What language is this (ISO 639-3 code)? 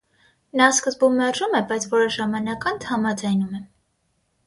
hye